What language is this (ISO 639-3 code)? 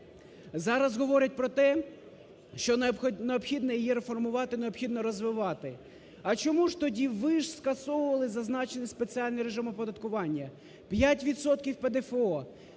ukr